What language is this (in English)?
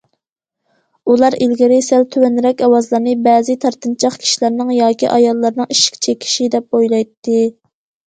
Uyghur